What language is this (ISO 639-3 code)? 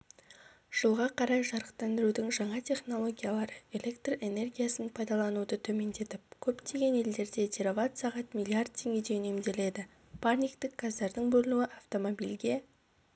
kaz